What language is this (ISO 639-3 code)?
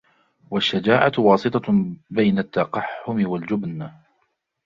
ara